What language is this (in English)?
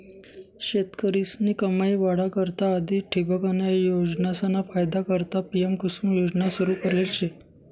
Marathi